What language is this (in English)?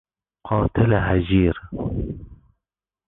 Persian